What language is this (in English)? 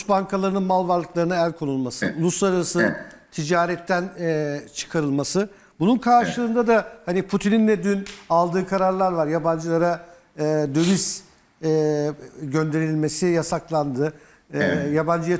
Turkish